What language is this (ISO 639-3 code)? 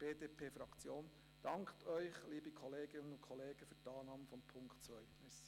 gsw